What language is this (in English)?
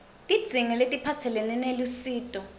Swati